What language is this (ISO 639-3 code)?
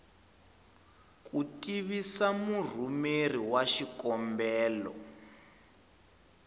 tso